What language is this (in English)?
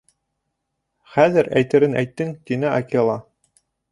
Bashkir